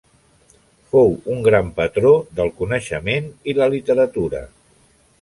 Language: Catalan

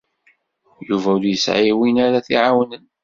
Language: Kabyle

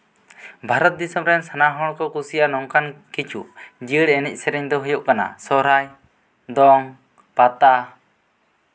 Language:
Santali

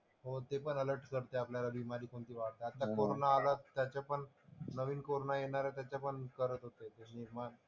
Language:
Marathi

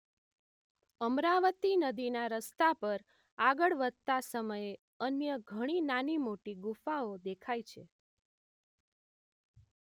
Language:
Gujarati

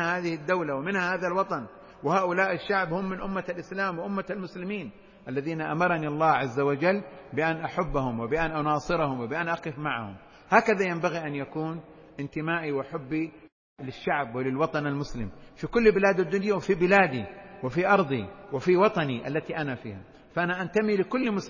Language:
Arabic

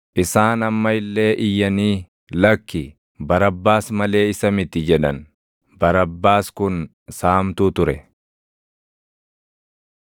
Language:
Oromo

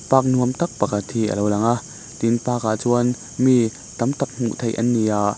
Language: Mizo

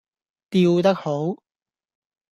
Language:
Cantonese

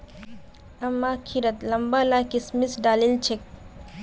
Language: Magahi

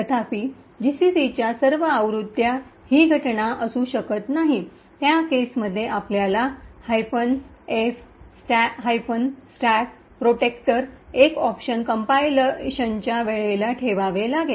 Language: Marathi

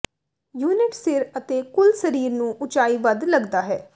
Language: Punjabi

